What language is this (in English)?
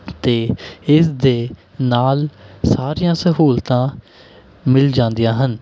Punjabi